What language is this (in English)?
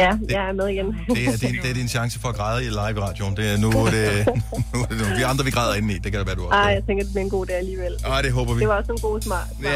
Danish